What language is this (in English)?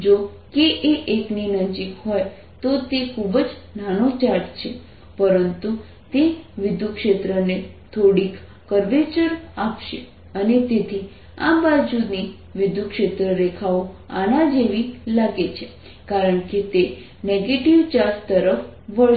Gujarati